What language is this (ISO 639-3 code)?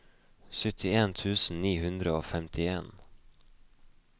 nor